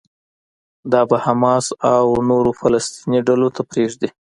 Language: Pashto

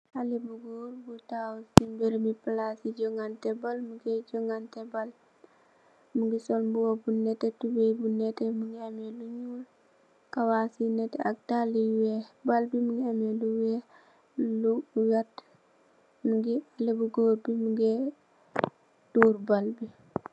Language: Wolof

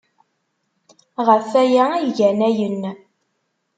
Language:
Kabyle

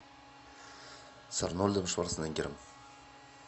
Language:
Russian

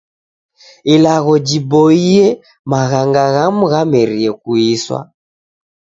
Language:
Taita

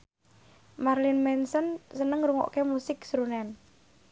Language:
Javanese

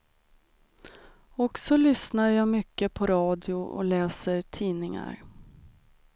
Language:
Swedish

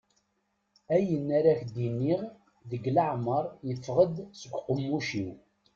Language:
Kabyle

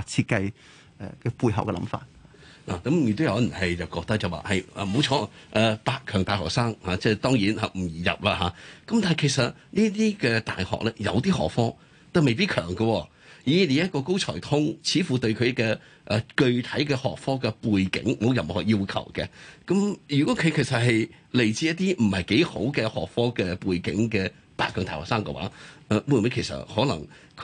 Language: Chinese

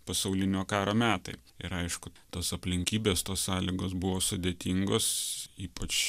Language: Lithuanian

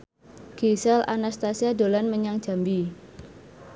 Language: Javanese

